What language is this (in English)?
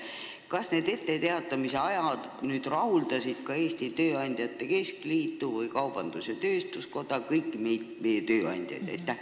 Estonian